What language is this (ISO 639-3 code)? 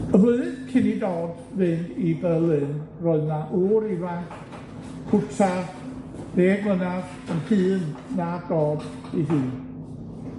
cym